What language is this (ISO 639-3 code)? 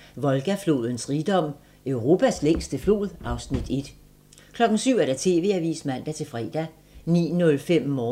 dan